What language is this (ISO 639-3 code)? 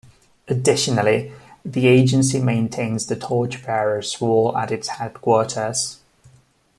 eng